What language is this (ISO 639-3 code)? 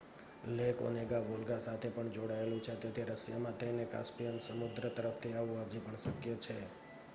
guj